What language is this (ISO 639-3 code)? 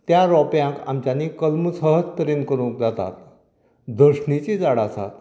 kok